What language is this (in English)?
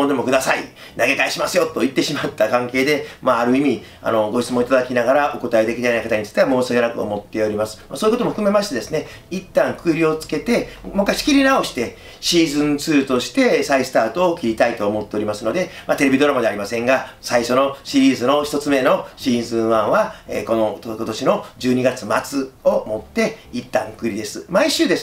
Japanese